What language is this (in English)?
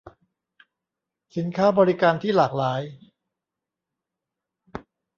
Thai